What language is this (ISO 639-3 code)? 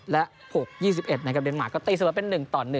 tha